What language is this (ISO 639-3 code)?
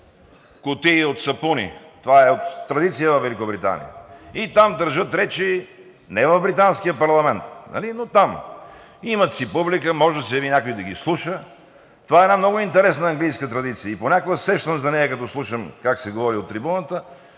bul